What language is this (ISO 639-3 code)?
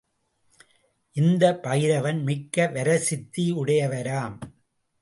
tam